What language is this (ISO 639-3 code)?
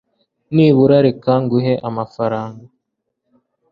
kin